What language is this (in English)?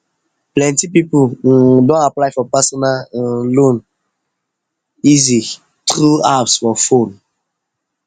Nigerian Pidgin